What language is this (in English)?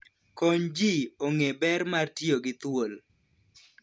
Luo (Kenya and Tanzania)